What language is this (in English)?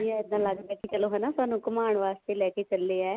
Punjabi